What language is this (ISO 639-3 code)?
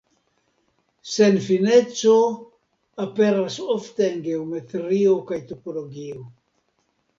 epo